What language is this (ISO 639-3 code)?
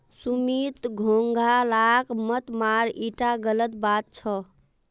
mag